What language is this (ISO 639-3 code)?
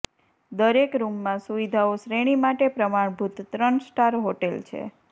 guj